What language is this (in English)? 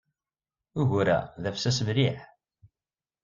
Kabyle